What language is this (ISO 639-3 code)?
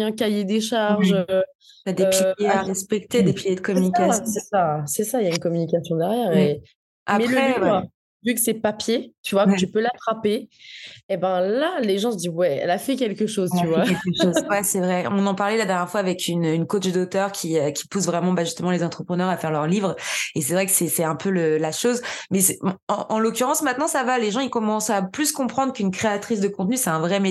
fra